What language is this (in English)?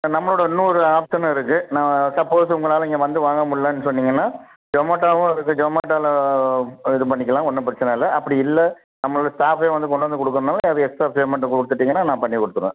Tamil